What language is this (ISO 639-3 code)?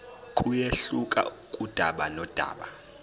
zul